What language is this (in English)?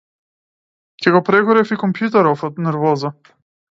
Macedonian